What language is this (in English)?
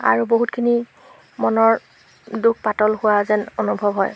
Assamese